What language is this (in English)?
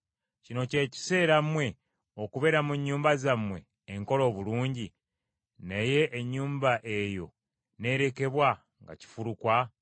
Ganda